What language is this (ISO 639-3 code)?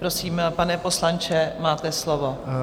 ces